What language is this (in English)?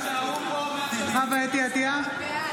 Hebrew